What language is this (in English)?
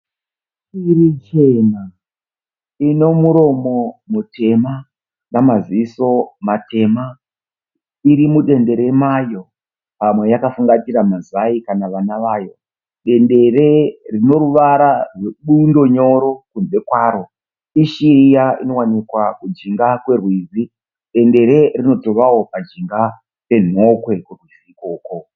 Shona